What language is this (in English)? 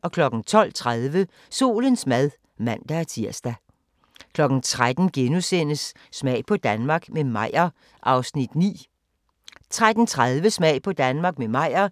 Danish